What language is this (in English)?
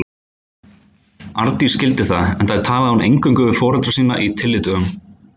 Icelandic